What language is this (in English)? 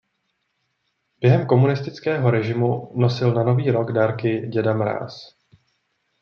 Czech